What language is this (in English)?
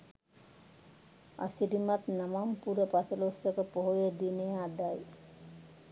Sinhala